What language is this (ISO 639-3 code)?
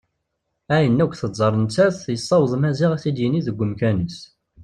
kab